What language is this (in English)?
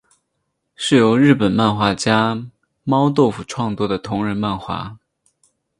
Chinese